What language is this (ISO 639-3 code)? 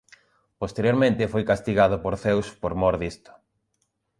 glg